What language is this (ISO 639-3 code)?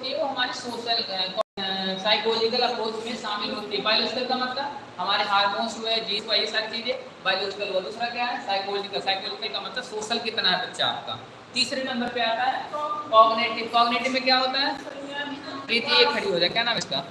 hin